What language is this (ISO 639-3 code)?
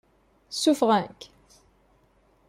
kab